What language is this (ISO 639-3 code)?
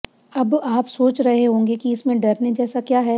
hin